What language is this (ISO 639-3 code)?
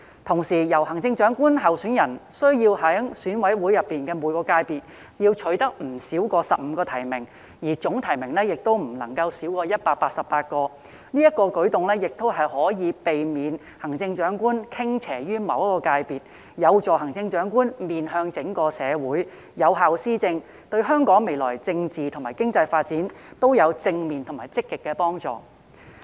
yue